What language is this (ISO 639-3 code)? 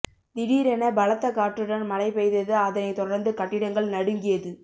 tam